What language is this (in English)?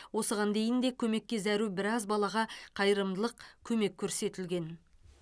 Kazakh